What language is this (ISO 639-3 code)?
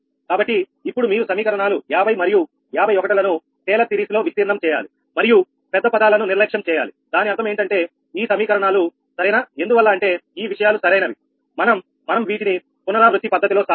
tel